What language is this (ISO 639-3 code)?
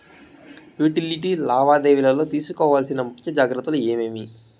tel